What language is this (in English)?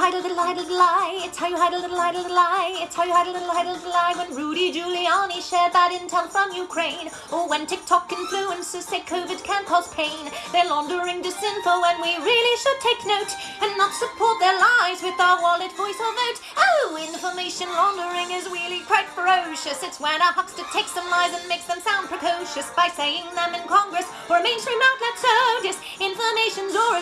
English